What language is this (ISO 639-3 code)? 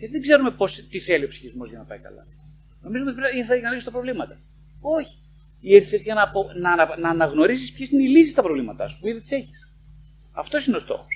ell